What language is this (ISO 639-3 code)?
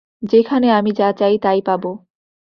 ben